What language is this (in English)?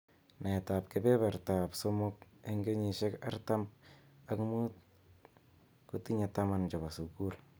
Kalenjin